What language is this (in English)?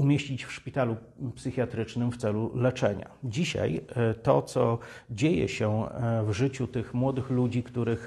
Polish